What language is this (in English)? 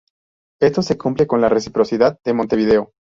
Spanish